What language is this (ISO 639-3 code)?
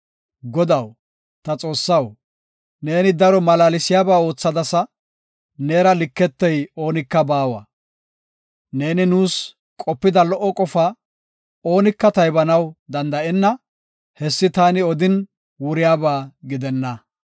gof